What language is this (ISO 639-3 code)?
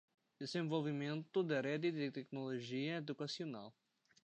por